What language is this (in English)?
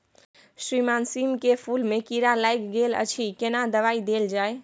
Maithili